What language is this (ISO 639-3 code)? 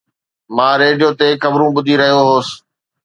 snd